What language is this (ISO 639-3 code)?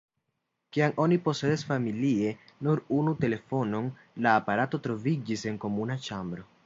epo